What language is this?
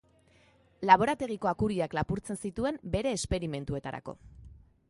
Basque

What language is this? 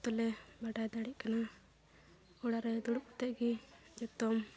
Santali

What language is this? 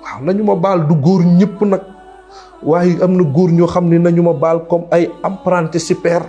Indonesian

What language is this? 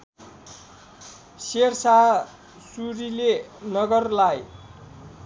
Nepali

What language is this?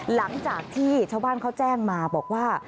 Thai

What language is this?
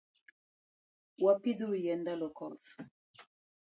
Luo (Kenya and Tanzania)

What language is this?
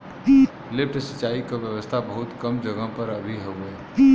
Bhojpuri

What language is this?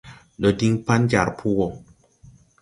Tupuri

